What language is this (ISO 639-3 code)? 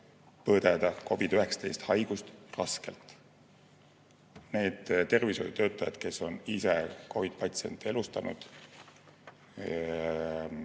est